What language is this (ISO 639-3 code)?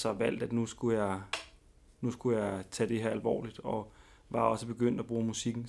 dan